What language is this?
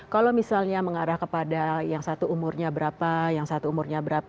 Indonesian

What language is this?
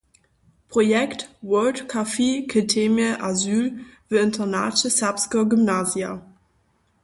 Upper Sorbian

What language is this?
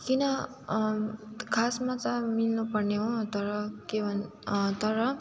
Nepali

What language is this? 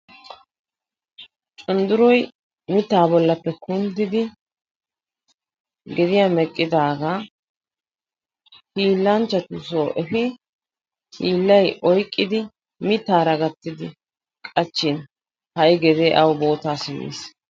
Wolaytta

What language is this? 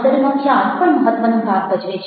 Gujarati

